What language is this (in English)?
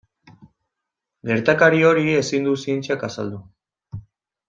Basque